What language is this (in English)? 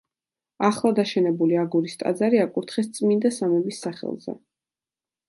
Georgian